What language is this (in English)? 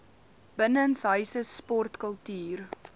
Afrikaans